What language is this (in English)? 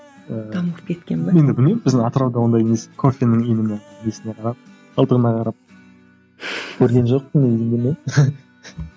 Kazakh